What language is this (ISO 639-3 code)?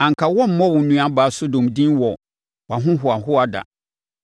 aka